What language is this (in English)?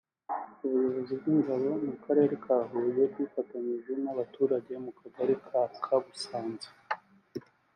Kinyarwanda